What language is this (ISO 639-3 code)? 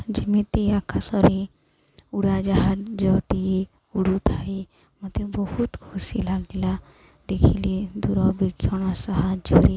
ori